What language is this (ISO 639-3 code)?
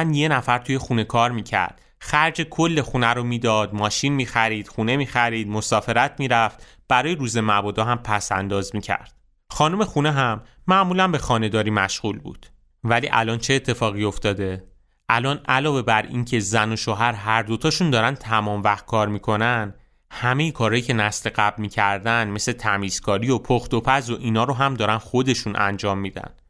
fas